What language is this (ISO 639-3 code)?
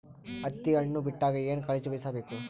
kan